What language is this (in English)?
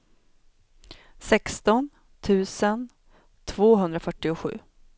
Swedish